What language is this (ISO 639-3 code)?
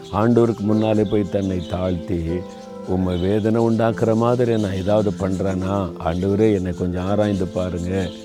tam